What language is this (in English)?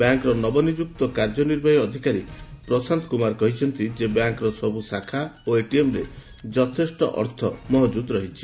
Odia